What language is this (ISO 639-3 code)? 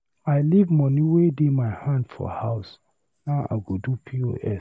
pcm